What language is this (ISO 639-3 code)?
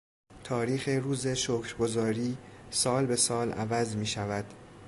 fas